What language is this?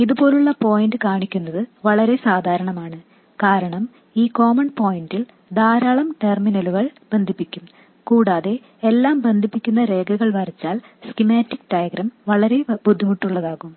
Malayalam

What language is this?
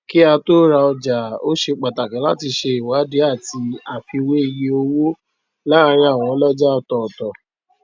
Yoruba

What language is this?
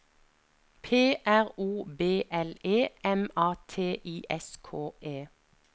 Norwegian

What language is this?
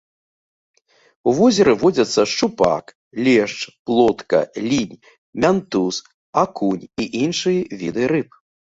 Belarusian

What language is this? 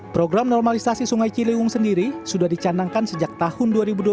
Indonesian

